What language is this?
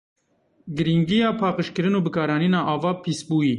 Kurdish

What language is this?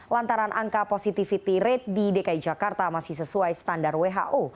Indonesian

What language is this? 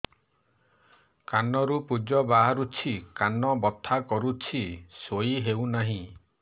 Odia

